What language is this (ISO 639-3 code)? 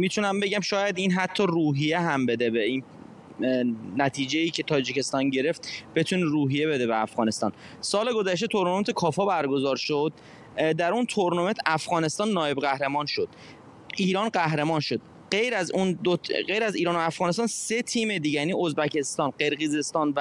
fas